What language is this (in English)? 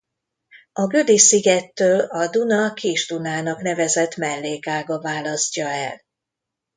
Hungarian